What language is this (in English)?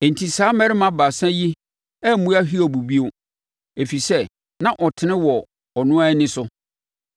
Akan